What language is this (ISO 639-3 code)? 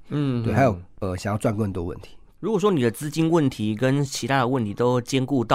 zho